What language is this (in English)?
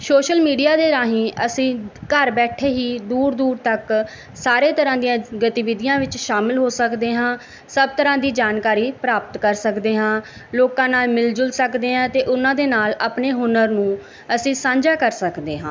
Punjabi